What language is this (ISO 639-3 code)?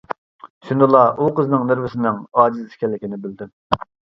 uig